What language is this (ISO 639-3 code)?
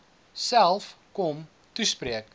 afr